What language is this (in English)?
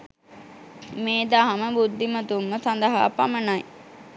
Sinhala